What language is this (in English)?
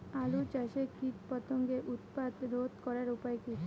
Bangla